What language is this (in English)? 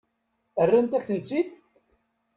Kabyle